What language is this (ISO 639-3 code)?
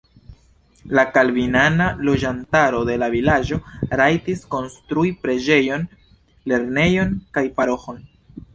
epo